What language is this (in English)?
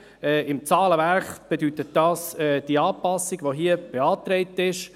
Swiss German